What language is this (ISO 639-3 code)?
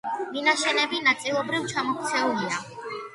kat